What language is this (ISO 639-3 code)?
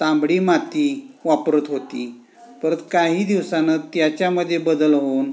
mar